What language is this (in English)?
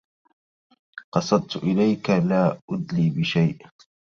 Arabic